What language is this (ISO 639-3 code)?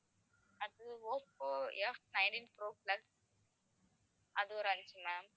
tam